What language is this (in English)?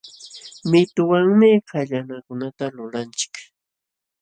Jauja Wanca Quechua